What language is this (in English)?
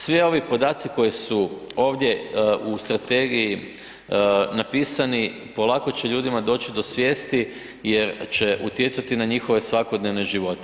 Croatian